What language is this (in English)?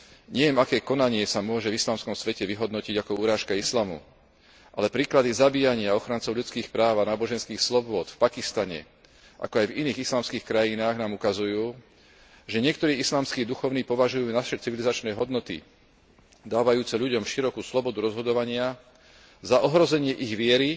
Slovak